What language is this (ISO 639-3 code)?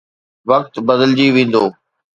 snd